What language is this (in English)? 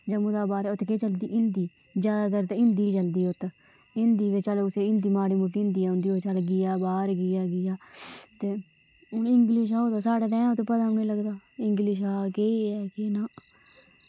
Dogri